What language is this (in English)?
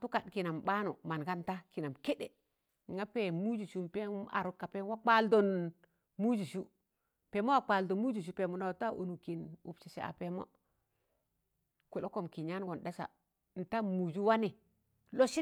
Tangale